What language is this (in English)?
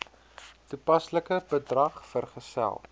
Afrikaans